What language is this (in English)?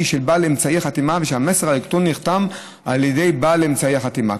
Hebrew